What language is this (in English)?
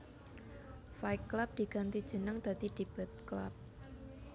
Javanese